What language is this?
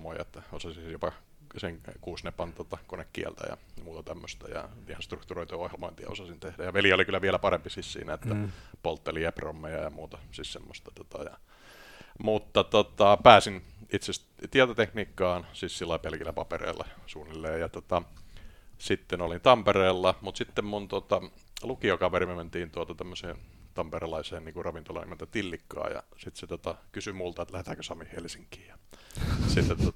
Finnish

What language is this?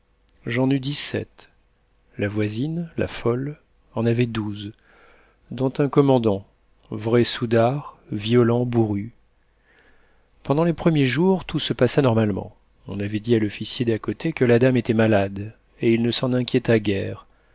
French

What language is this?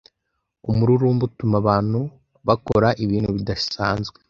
Kinyarwanda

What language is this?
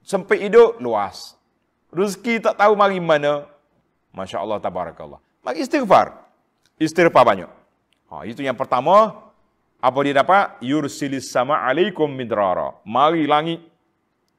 Malay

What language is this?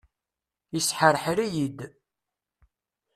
Kabyle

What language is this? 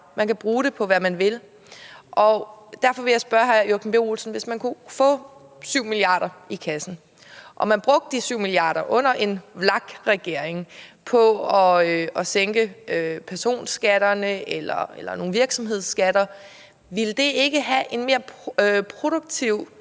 Danish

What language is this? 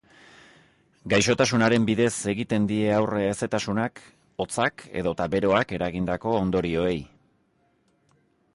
Basque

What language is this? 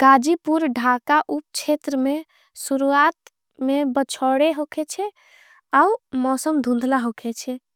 Angika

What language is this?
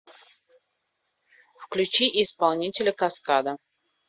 Russian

